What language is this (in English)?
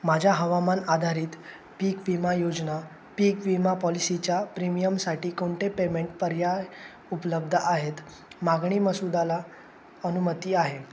Marathi